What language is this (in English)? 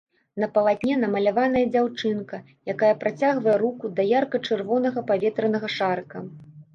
Belarusian